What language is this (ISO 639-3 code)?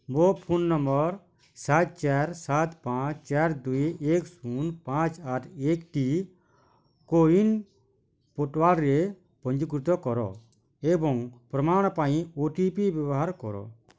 ori